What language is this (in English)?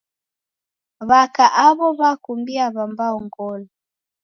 Taita